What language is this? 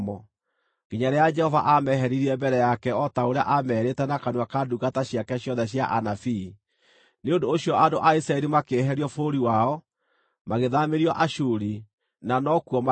Kikuyu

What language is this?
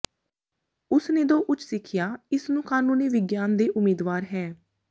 Punjabi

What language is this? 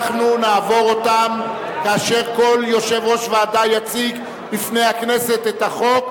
Hebrew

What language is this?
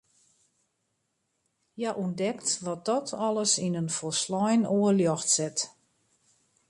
Western Frisian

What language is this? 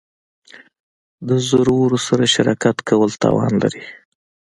Pashto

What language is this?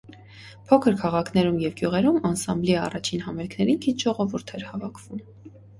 Armenian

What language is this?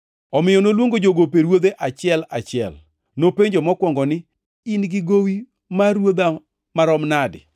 Luo (Kenya and Tanzania)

